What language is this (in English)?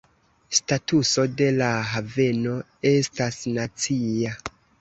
Esperanto